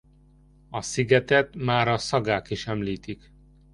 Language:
Hungarian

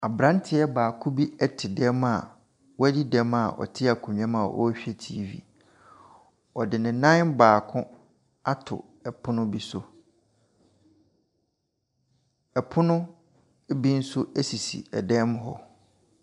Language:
Akan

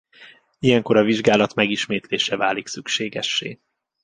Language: Hungarian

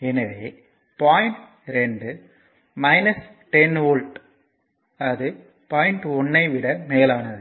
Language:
Tamil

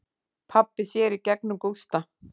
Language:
Icelandic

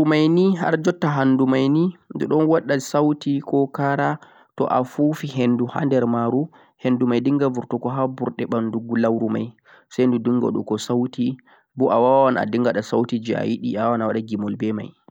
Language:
Central-Eastern Niger Fulfulde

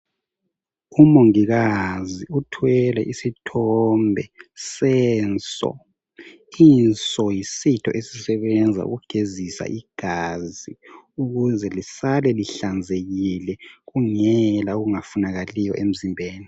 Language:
North Ndebele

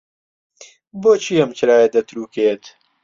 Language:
Central Kurdish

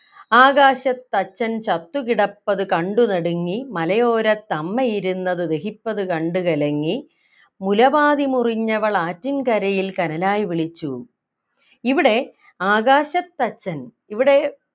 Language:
Malayalam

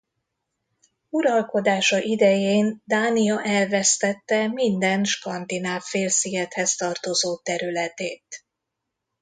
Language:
Hungarian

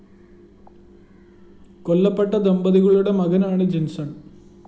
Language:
Malayalam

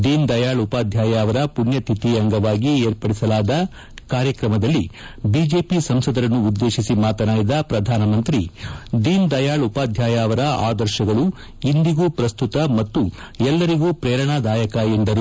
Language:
Kannada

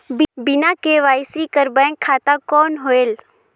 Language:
Chhattisgarhi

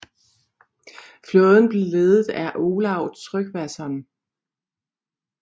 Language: Danish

